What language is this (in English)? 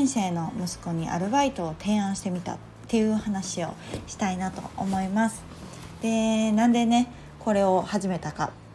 Japanese